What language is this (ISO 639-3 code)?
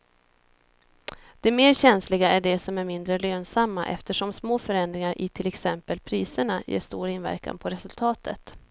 swe